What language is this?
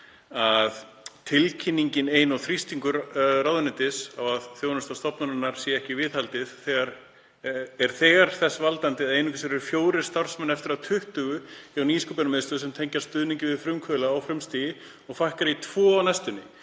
Icelandic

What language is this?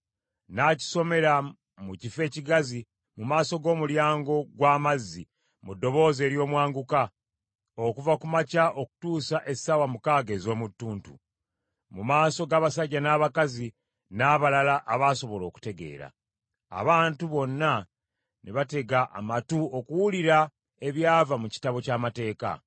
Ganda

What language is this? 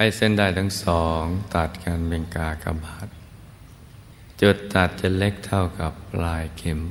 Thai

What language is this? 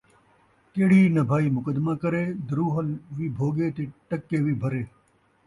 Saraiki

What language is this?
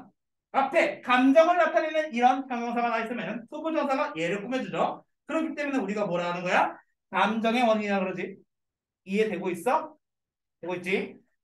Korean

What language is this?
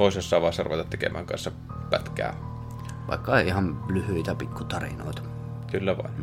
Finnish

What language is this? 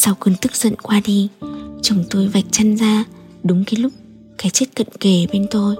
Vietnamese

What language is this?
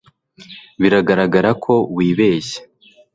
Kinyarwanda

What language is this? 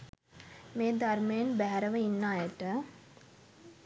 Sinhala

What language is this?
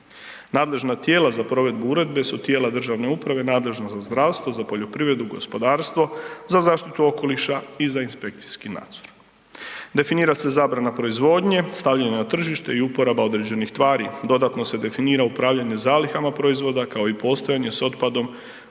Croatian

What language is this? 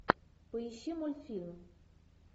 Russian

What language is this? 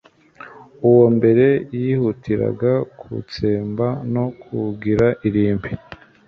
Kinyarwanda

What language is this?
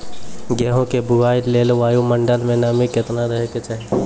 Maithili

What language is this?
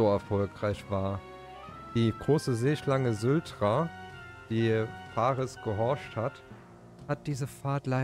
German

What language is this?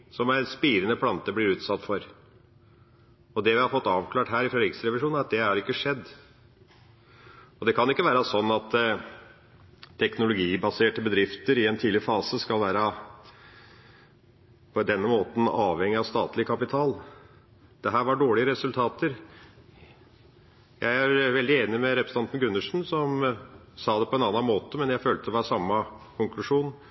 Norwegian Bokmål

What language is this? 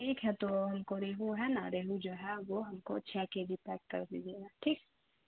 Urdu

